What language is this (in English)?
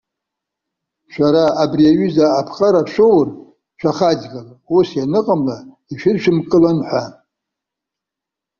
Abkhazian